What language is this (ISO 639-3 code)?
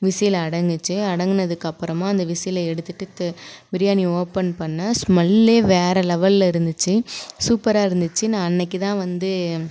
tam